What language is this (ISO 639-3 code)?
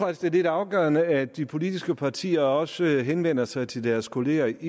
dan